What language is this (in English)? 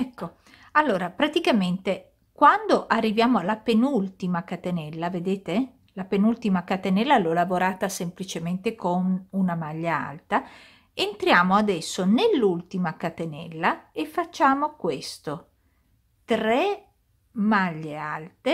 Italian